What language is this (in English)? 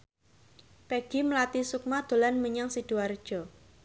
Javanese